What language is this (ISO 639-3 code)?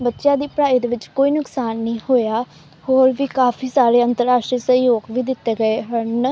pan